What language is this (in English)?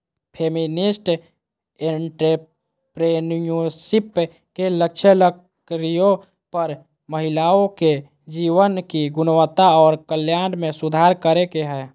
Magahi